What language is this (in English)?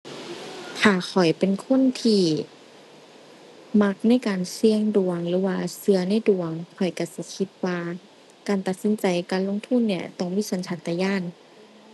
Thai